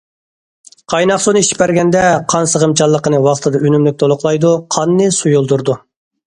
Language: Uyghur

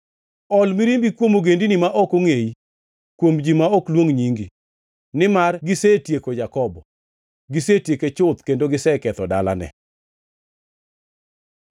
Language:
Luo (Kenya and Tanzania)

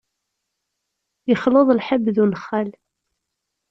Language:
Kabyle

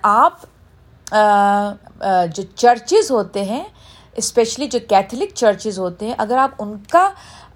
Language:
Urdu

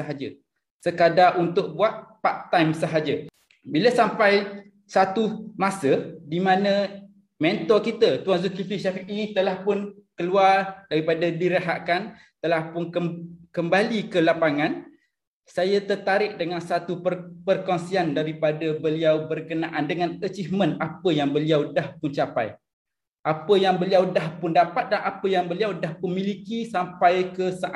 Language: Malay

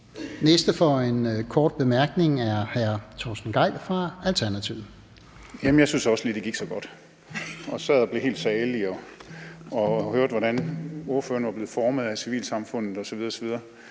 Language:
Danish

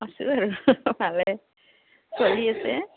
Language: Assamese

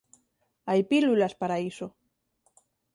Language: Galician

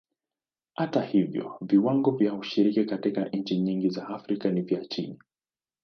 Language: Swahili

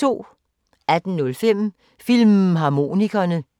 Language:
Danish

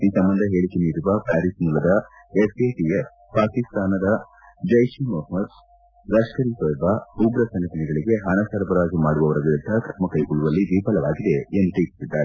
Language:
Kannada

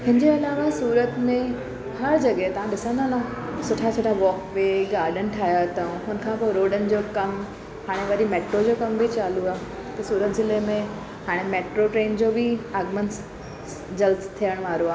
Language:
Sindhi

